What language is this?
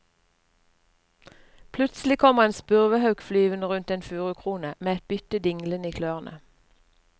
Norwegian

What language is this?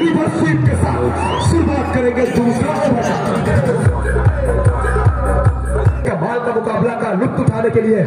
Hindi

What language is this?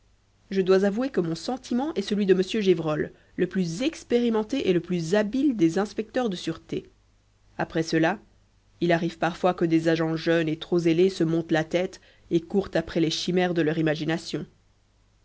French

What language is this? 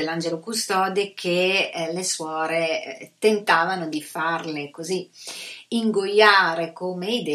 Italian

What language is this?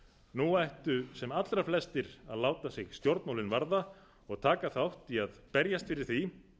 Icelandic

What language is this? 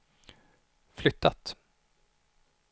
Swedish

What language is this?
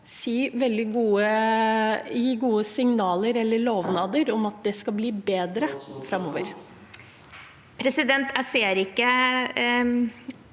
Norwegian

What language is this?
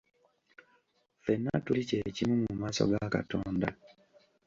Ganda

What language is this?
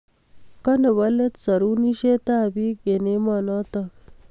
Kalenjin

